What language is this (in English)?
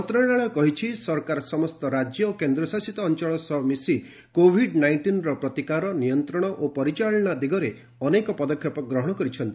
Odia